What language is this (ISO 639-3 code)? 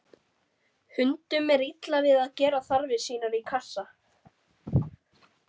isl